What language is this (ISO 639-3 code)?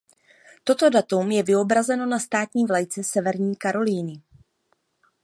ces